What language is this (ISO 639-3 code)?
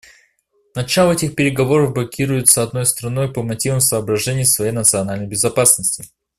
rus